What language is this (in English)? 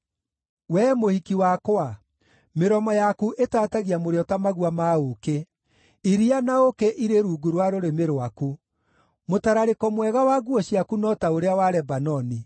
Kikuyu